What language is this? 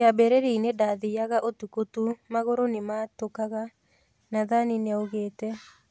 Kikuyu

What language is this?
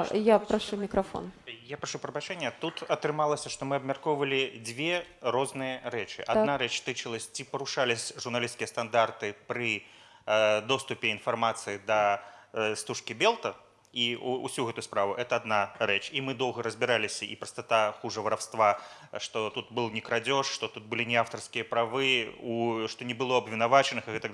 Russian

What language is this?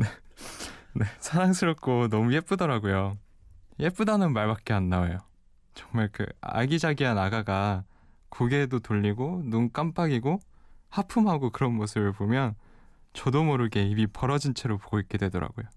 Korean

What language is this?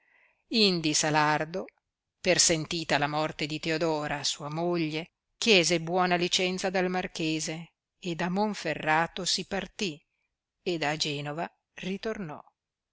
Italian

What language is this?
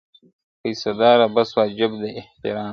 Pashto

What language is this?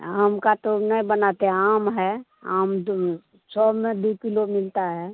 Hindi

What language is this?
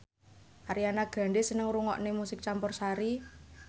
Javanese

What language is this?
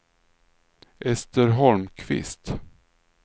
Swedish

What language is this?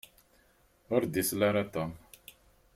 Kabyle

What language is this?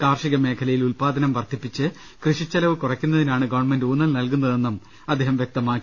Malayalam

